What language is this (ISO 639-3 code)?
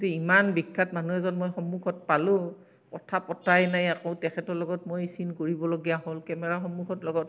asm